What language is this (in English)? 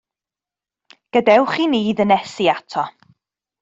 Welsh